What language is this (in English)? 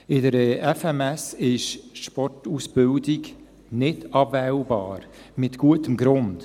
Swiss German